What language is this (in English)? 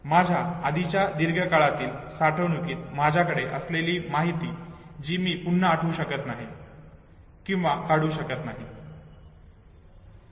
Marathi